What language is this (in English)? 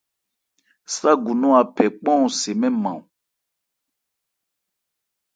Ebrié